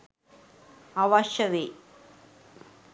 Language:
Sinhala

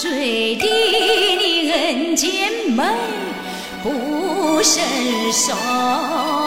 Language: Chinese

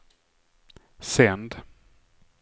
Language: Swedish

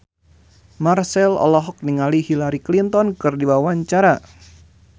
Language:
Sundanese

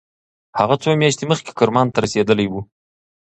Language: Pashto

